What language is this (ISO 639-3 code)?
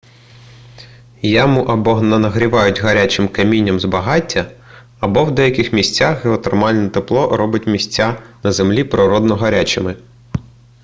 ukr